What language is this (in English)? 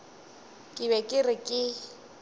Northern Sotho